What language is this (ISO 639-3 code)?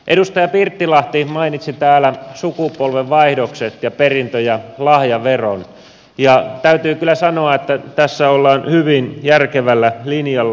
fin